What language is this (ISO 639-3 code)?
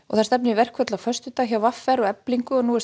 isl